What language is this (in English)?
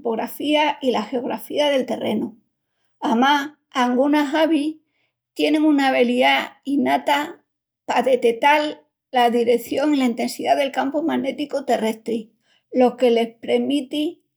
Extremaduran